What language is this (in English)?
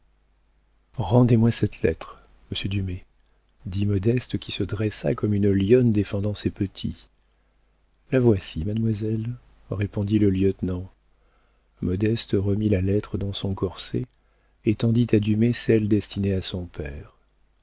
French